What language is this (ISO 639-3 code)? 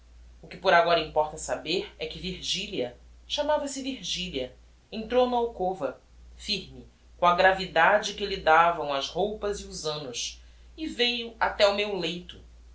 por